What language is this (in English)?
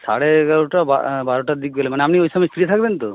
Bangla